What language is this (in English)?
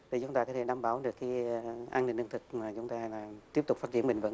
Vietnamese